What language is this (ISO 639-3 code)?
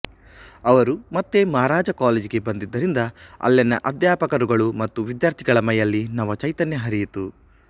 kan